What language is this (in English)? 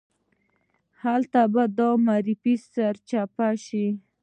Pashto